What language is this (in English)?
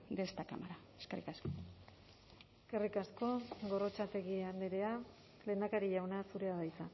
Basque